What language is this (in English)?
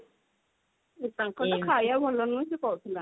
Odia